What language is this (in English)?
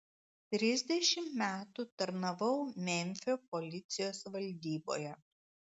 Lithuanian